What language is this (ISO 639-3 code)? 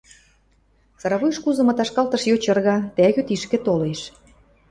mrj